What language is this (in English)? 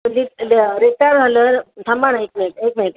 Marathi